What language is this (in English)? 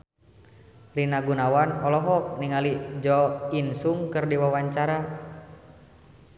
Sundanese